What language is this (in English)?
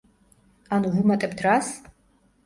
Georgian